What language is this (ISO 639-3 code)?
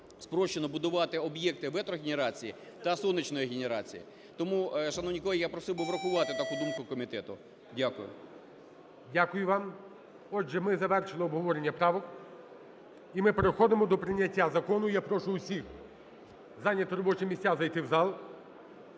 ukr